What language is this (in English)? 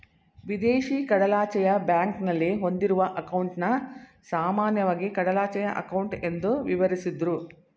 Kannada